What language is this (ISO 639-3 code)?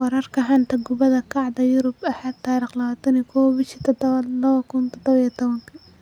som